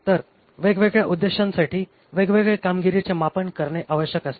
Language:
Marathi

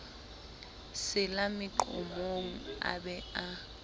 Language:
Southern Sotho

